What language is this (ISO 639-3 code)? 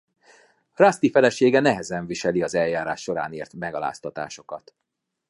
hun